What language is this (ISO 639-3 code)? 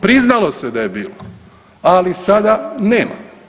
hrv